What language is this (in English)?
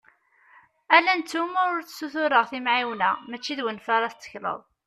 Kabyle